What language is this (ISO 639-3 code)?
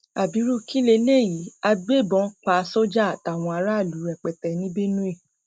yor